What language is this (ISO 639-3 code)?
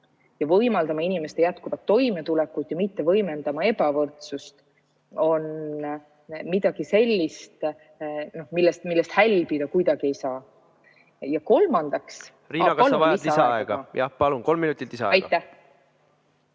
est